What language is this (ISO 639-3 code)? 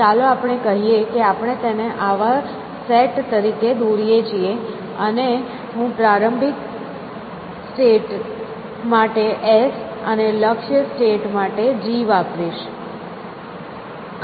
guj